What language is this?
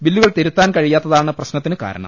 Malayalam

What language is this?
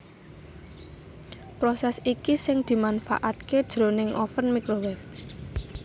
Javanese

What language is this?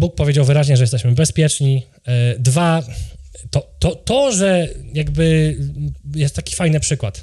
Polish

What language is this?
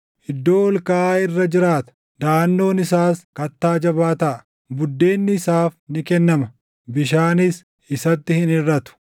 Oromo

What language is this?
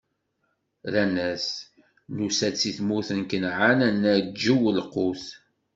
Kabyle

